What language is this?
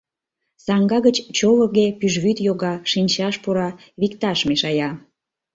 Mari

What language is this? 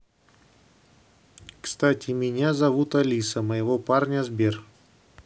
Russian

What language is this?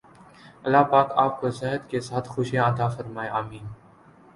Urdu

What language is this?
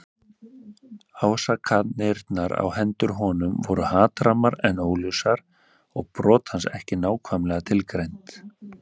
Icelandic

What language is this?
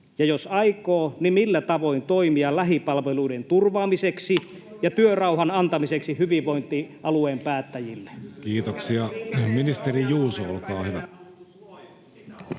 Finnish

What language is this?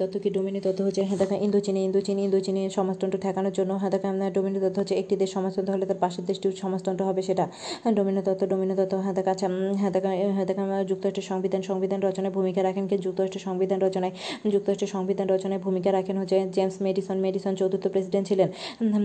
Bangla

